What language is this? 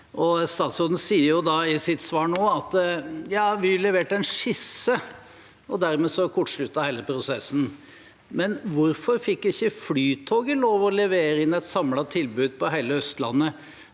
Norwegian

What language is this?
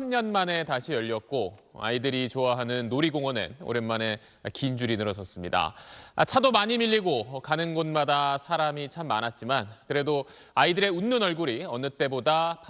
Korean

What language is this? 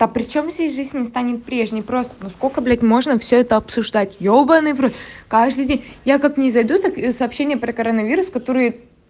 Russian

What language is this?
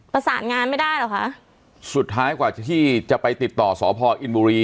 Thai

